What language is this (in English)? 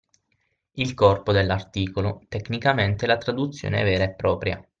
Italian